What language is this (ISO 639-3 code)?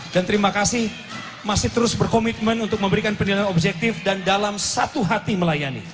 ind